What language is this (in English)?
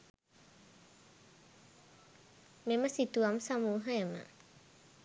Sinhala